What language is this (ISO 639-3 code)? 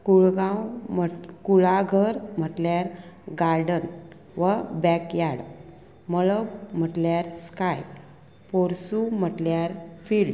kok